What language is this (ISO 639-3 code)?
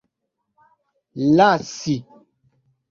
epo